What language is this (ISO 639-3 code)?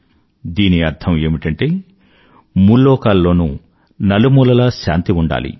tel